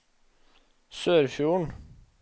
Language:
Norwegian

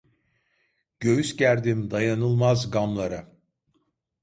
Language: Turkish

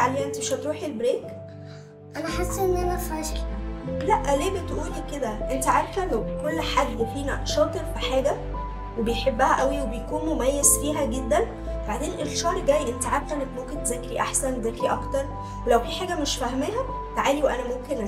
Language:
Arabic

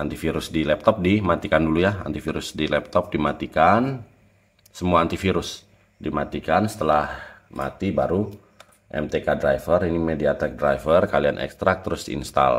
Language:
Indonesian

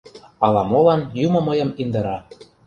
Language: Mari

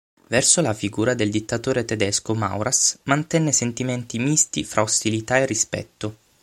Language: Italian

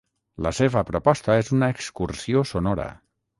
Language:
Catalan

